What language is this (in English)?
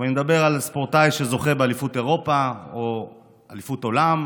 Hebrew